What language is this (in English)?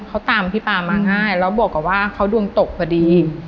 Thai